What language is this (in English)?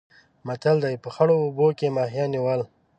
Pashto